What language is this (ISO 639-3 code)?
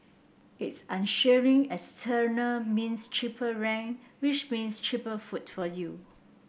eng